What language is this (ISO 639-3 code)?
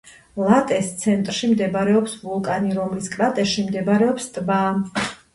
kat